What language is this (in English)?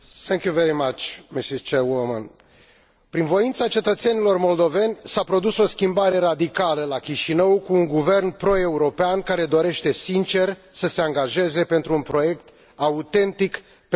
Romanian